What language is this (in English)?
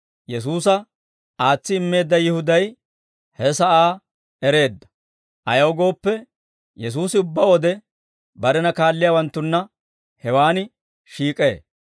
Dawro